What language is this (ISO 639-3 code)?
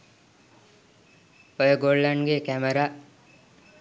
sin